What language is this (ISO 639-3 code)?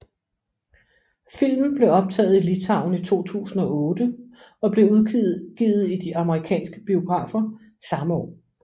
dan